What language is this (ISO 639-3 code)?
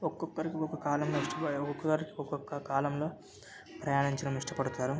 tel